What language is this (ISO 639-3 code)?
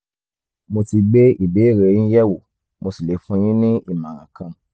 yor